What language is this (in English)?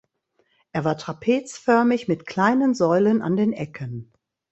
German